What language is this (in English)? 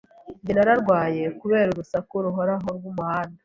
Kinyarwanda